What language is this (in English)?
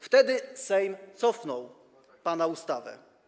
Polish